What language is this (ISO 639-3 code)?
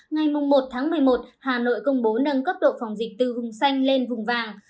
vie